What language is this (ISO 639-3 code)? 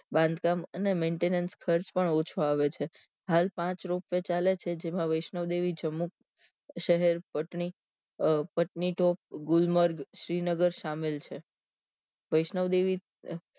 guj